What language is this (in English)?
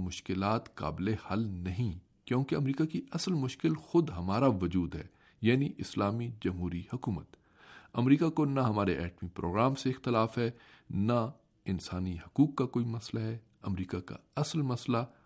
Urdu